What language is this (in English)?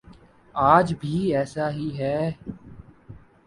Urdu